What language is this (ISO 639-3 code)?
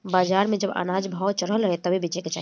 bho